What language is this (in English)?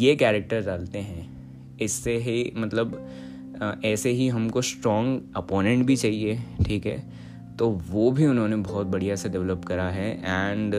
Hindi